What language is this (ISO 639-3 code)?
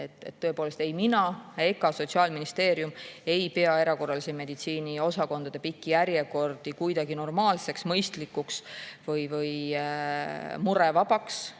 est